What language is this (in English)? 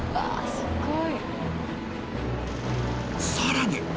Japanese